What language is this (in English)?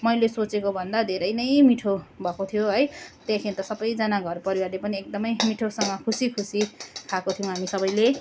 Nepali